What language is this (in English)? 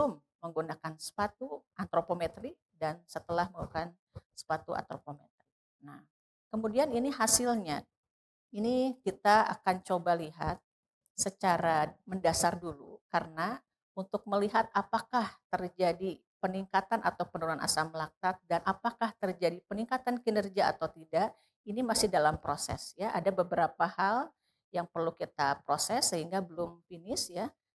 Indonesian